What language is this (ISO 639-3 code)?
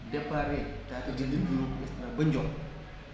wol